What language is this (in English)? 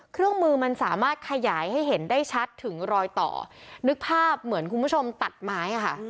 Thai